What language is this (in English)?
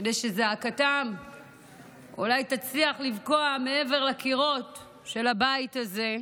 Hebrew